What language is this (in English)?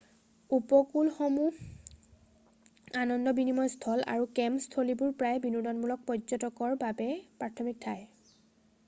Assamese